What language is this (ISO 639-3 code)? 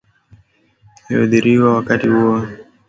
swa